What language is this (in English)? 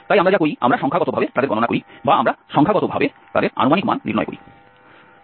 Bangla